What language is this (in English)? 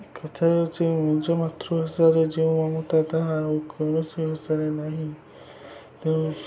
Odia